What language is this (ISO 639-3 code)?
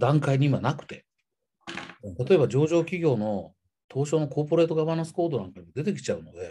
jpn